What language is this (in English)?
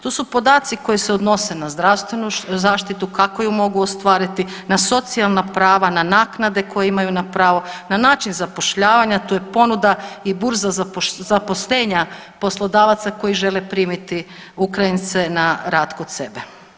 Croatian